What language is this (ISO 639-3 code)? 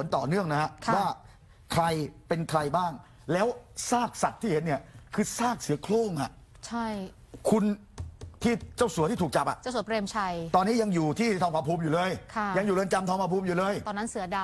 tha